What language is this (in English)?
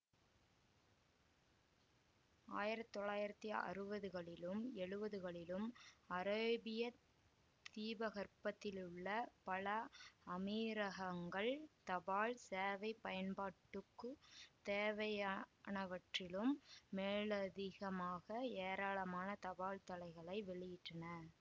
Tamil